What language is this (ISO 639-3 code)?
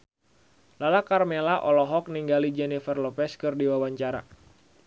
sun